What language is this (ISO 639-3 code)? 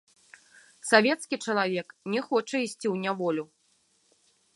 bel